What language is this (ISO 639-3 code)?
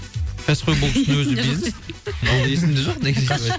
kaz